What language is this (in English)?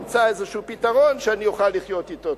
Hebrew